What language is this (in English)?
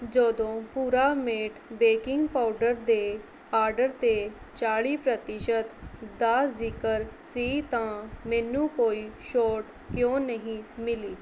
Punjabi